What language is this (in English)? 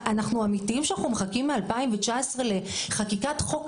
Hebrew